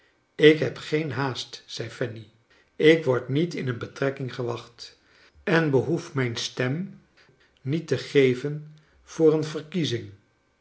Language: Dutch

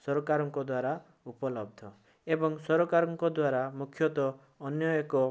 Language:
Odia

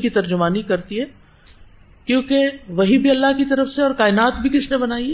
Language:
Urdu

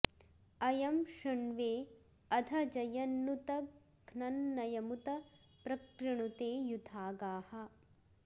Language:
Sanskrit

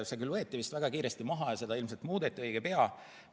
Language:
Estonian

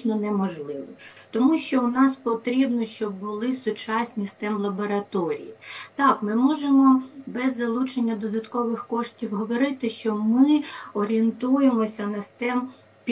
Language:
Ukrainian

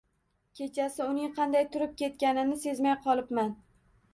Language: Uzbek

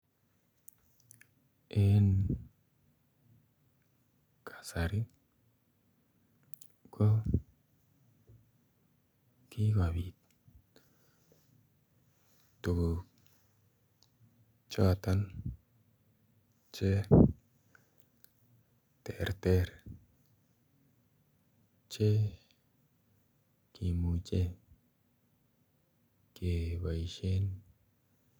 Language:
Kalenjin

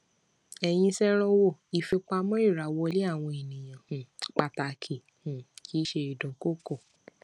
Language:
Yoruba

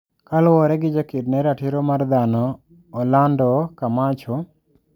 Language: Luo (Kenya and Tanzania)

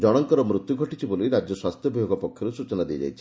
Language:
Odia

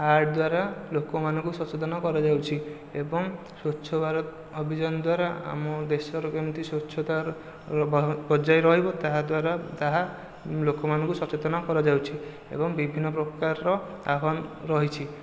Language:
Odia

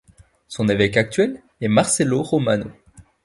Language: French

